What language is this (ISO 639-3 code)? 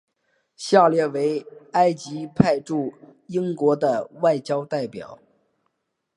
zho